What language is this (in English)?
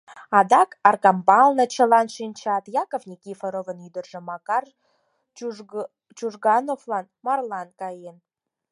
Mari